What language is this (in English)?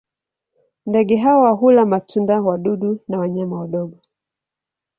Swahili